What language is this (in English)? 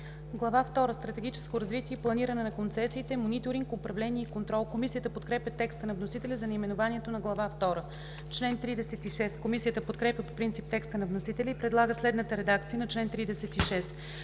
Bulgarian